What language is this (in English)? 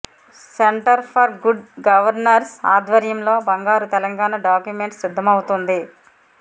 Telugu